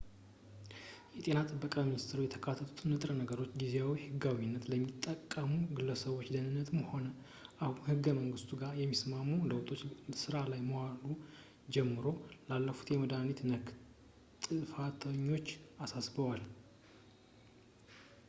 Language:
Amharic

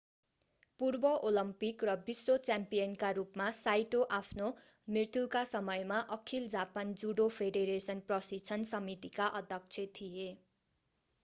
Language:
Nepali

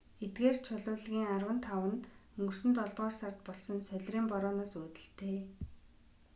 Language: Mongolian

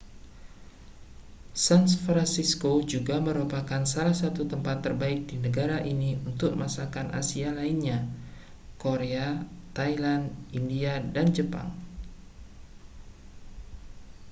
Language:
Indonesian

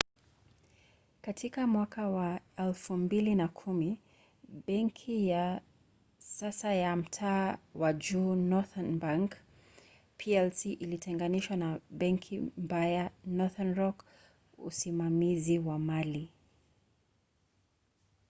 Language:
Swahili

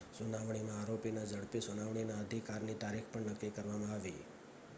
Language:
Gujarati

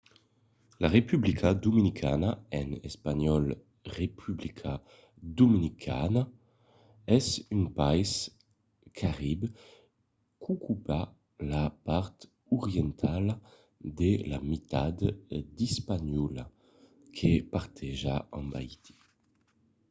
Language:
Occitan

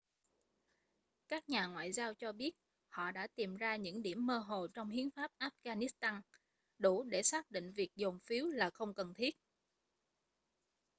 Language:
Vietnamese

